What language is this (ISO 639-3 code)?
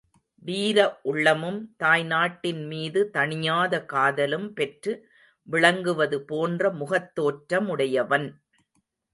tam